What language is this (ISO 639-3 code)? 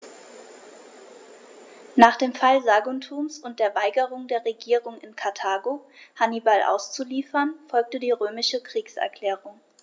deu